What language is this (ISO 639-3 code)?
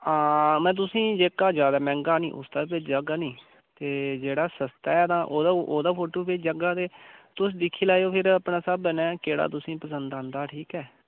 doi